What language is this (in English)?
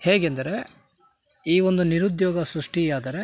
Kannada